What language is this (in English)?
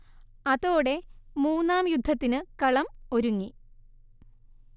Malayalam